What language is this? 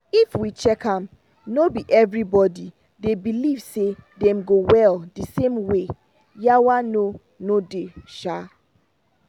Nigerian Pidgin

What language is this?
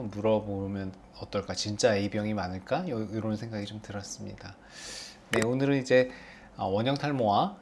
Korean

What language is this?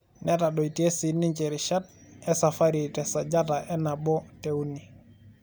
Masai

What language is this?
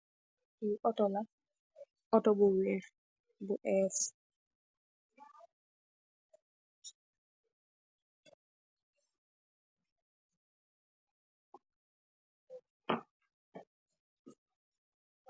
Wolof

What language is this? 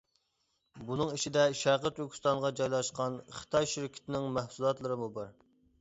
Uyghur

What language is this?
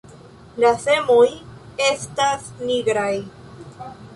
Esperanto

